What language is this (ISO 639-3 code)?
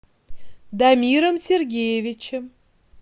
rus